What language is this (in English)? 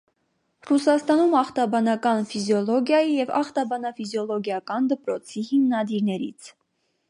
Armenian